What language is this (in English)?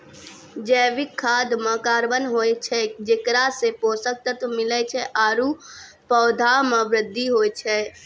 Maithili